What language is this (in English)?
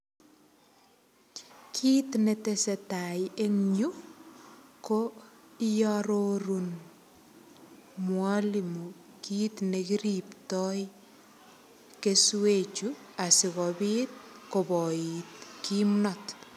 Kalenjin